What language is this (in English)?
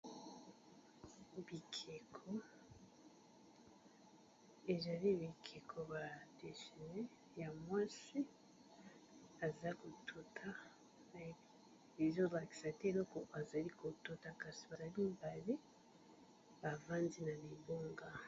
Lingala